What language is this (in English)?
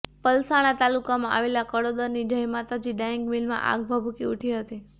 Gujarati